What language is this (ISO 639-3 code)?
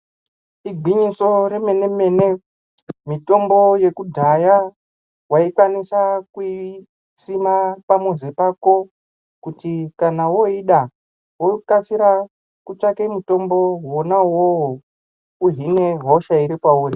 ndc